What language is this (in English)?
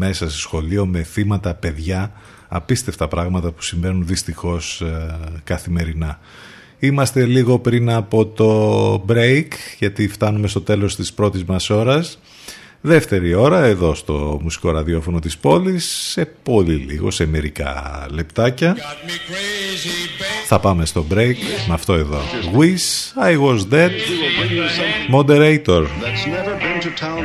Greek